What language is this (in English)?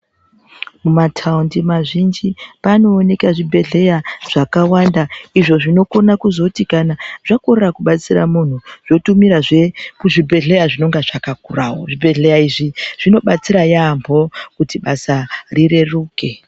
Ndau